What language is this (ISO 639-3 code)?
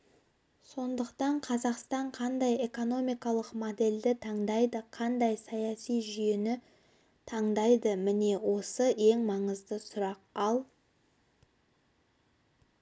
kaz